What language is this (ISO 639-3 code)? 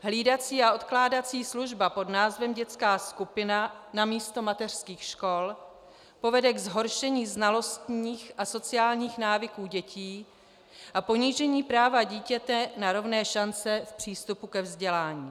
ces